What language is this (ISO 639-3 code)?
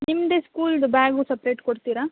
kan